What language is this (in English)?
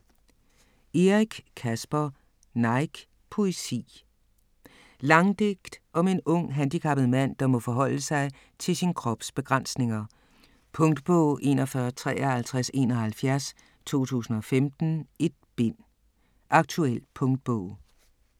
Danish